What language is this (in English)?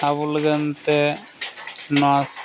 Santali